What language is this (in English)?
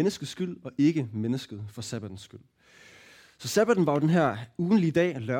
Danish